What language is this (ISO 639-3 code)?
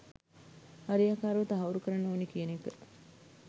sin